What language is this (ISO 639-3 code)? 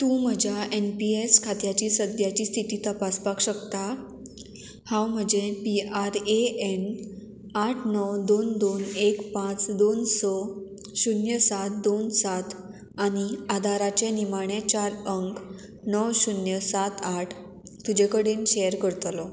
kok